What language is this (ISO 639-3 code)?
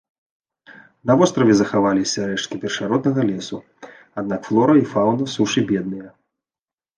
bel